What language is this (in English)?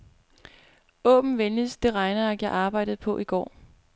Danish